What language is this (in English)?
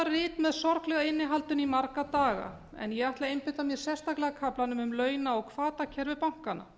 Icelandic